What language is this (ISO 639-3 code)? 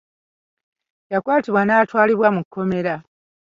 lug